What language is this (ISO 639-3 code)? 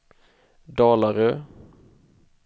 swe